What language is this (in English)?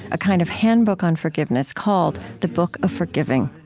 English